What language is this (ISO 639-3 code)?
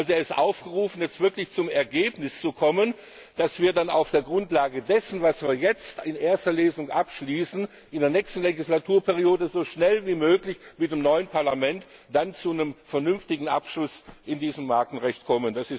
deu